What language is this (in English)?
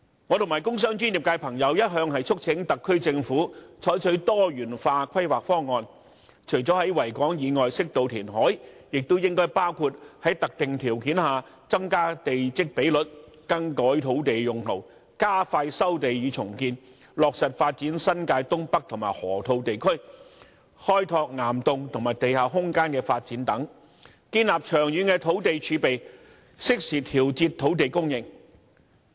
Cantonese